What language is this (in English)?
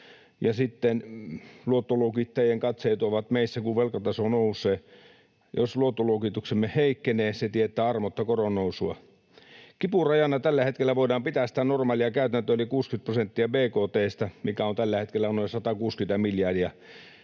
Finnish